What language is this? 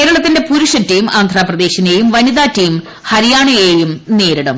Malayalam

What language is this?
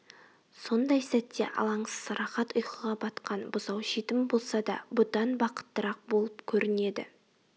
Kazakh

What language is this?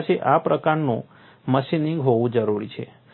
Gujarati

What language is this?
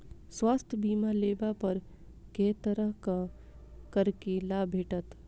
Maithili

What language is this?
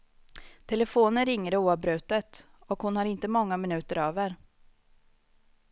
Swedish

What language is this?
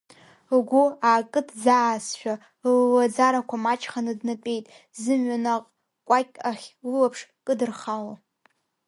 Abkhazian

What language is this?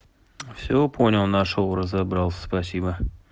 Russian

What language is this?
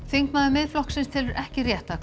Icelandic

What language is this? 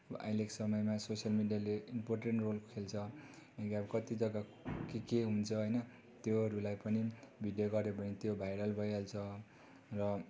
Nepali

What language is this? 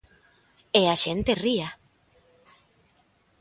Galician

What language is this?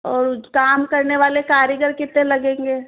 Hindi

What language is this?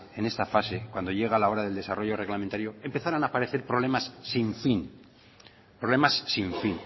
Spanish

